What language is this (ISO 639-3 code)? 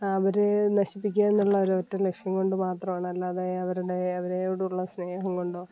mal